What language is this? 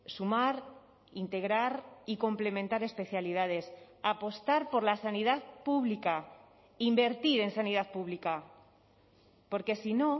Spanish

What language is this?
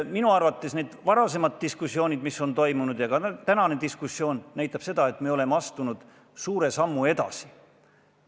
Estonian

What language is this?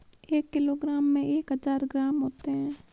Hindi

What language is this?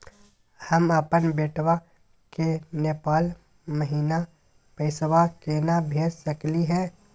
Magahi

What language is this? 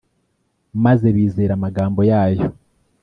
Kinyarwanda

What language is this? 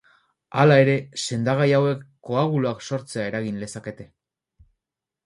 Basque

